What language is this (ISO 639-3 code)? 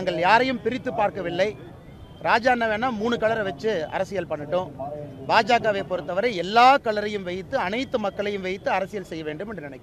vie